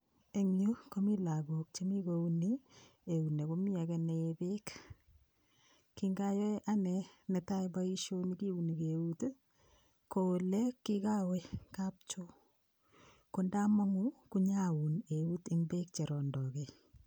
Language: Kalenjin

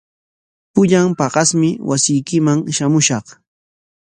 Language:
Corongo Ancash Quechua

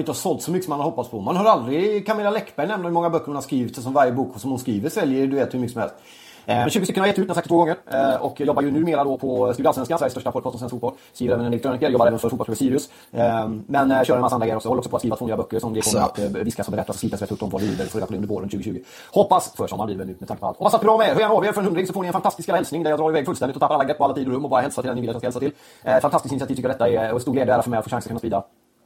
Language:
Swedish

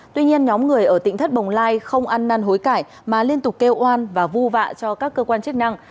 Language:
Vietnamese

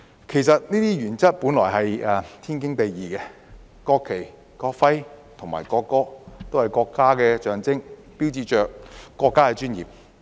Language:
Cantonese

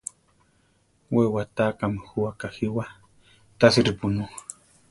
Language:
Central Tarahumara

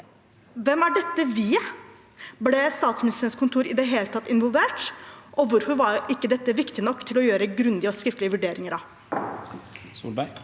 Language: Norwegian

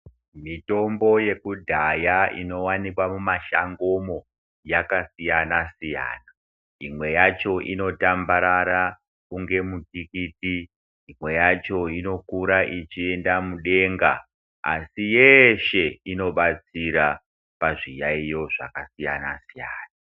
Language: Ndau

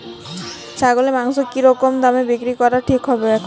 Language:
Bangla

